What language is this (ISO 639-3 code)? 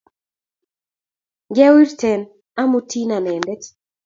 kln